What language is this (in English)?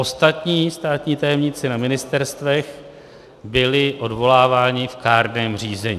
Czech